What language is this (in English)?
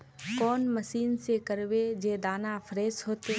Magahi